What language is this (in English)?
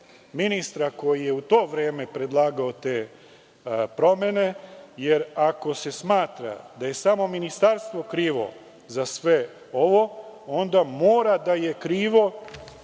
Serbian